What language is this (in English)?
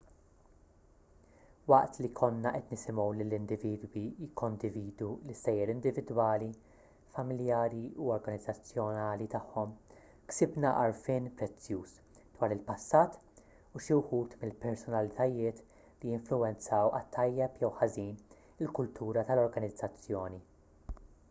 Maltese